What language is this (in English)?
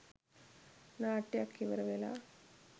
Sinhala